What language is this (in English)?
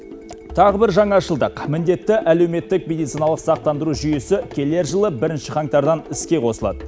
Kazakh